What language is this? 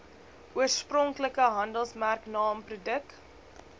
Afrikaans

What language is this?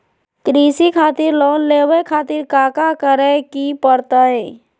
Magahi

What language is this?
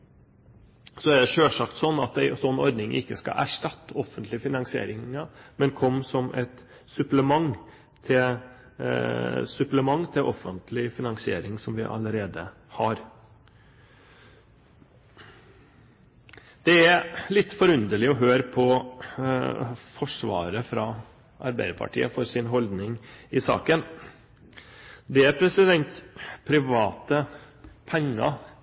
Norwegian Bokmål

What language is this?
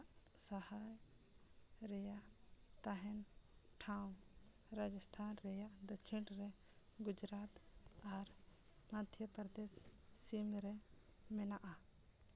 Santali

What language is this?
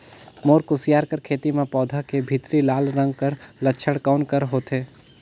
Chhattisgarhi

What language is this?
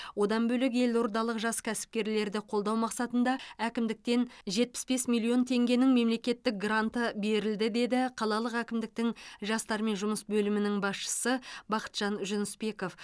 Kazakh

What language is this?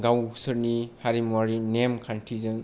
Bodo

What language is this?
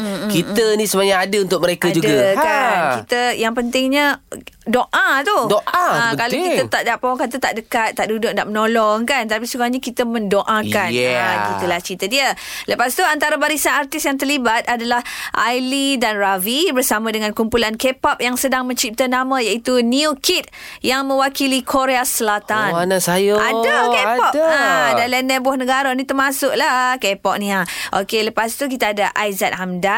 Malay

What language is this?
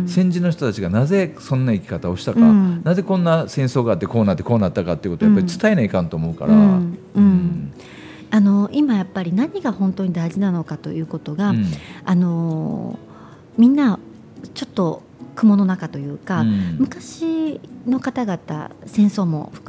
Japanese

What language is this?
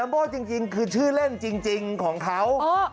Thai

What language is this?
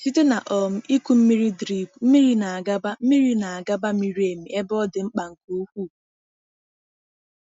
Igbo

